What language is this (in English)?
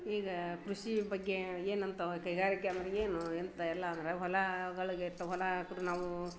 Kannada